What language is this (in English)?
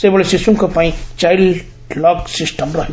Odia